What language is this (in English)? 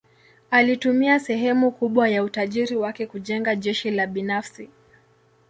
Swahili